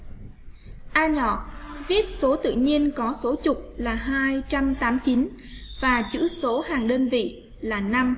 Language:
Vietnamese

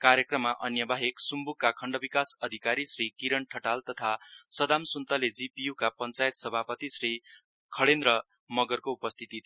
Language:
Nepali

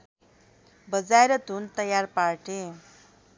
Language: Nepali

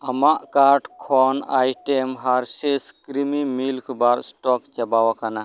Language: Santali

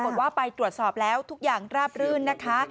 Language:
Thai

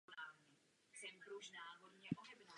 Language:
Czech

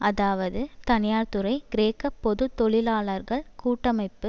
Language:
Tamil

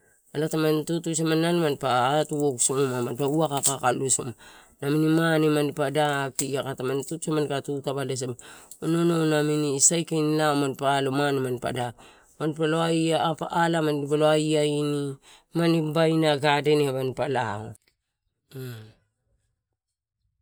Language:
Torau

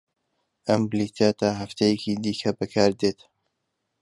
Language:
Central Kurdish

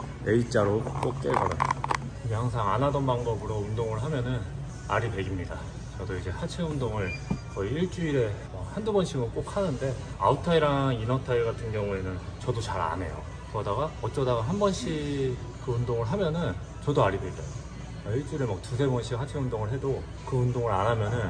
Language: Korean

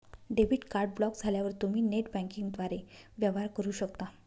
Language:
Marathi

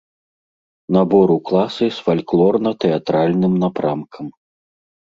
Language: Belarusian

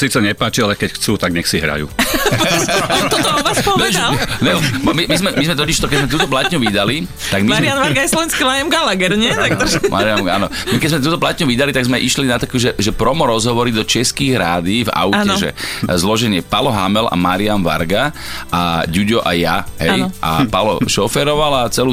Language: Slovak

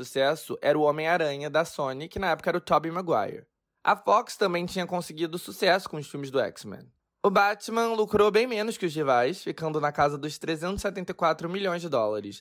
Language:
Portuguese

